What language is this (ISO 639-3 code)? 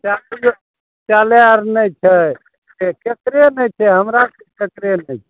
mai